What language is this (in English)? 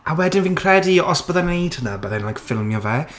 Welsh